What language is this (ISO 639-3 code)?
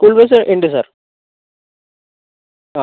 mal